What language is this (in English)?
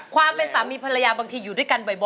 Thai